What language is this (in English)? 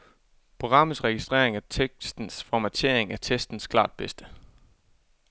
Danish